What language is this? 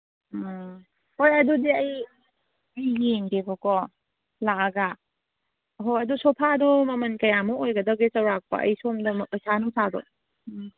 Manipuri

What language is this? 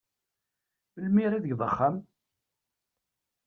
Kabyle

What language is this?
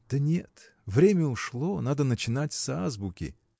Russian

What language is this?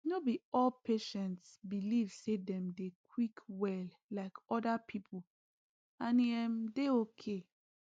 Nigerian Pidgin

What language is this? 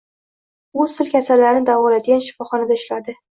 Uzbek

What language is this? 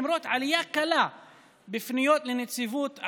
Hebrew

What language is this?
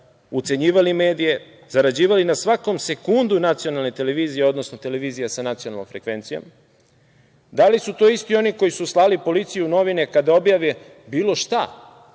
Serbian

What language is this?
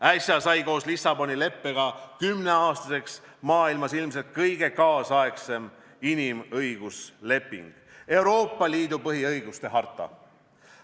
Estonian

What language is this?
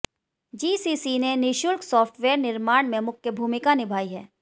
Hindi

